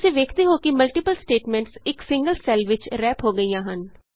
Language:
Punjabi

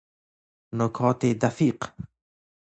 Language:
Persian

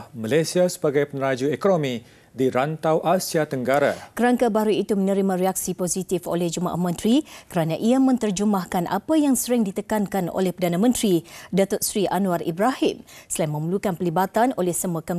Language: Malay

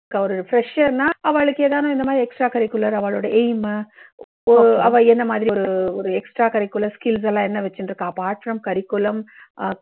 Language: Tamil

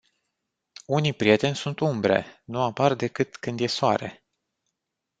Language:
Romanian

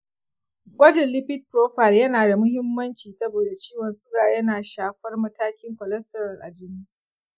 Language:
Hausa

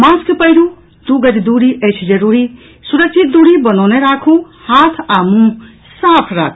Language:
Maithili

